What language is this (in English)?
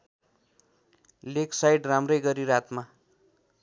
Nepali